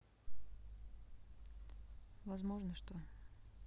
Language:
Russian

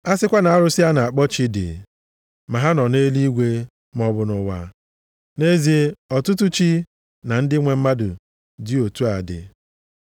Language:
Igbo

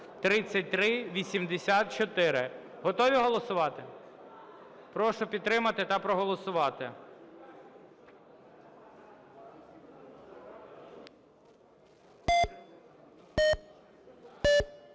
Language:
Ukrainian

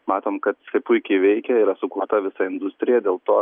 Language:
Lithuanian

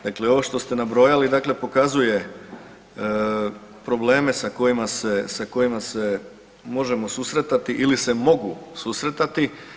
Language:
Croatian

